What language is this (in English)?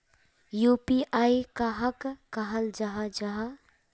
Magahi